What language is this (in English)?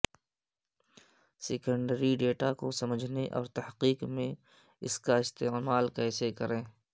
Urdu